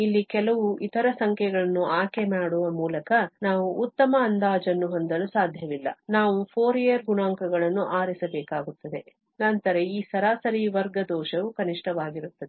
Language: Kannada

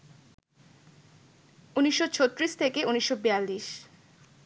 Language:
Bangla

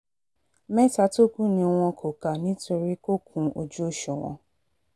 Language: Yoruba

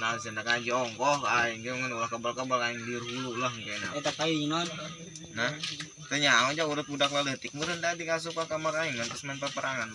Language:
Indonesian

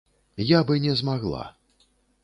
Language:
Belarusian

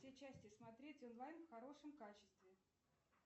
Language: Russian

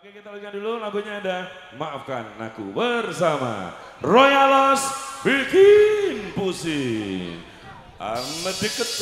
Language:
Indonesian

